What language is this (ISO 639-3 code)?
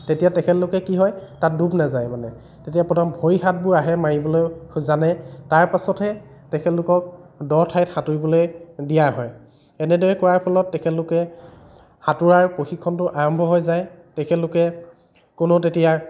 asm